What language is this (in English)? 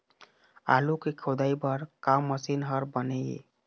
Chhattisgarhi